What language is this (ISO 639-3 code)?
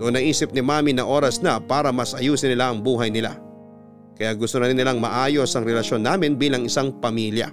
fil